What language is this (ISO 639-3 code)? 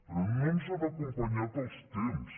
cat